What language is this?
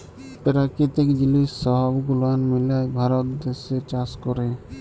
Bangla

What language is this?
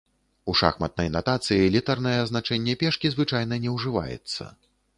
Belarusian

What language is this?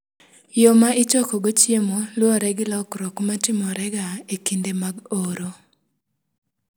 Luo (Kenya and Tanzania)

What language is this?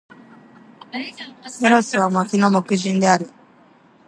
Japanese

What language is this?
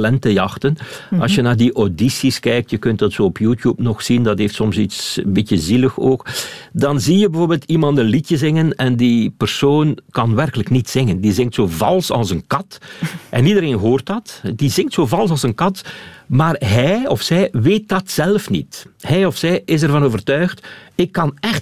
Dutch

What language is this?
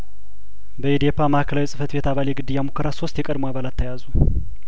Amharic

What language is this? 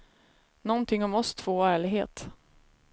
Swedish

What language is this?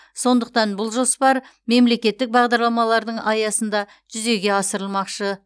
Kazakh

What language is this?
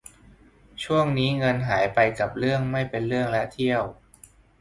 Thai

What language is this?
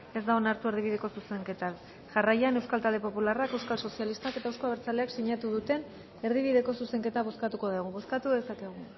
Basque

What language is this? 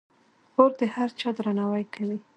Pashto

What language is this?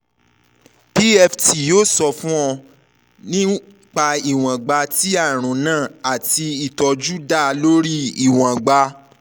Yoruba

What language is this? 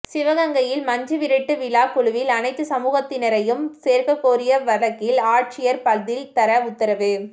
Tamil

